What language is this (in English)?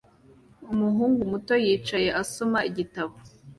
Kinyarwanda